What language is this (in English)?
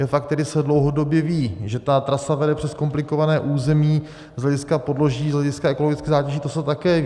Czech